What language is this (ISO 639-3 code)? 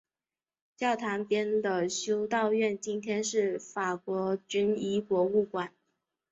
zho